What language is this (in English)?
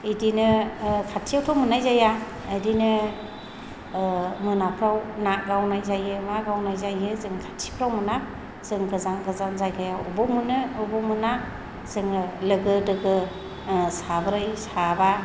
Bodo